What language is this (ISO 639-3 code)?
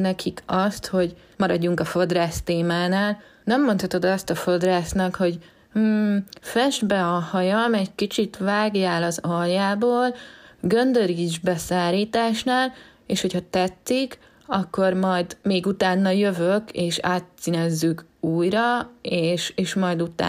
hun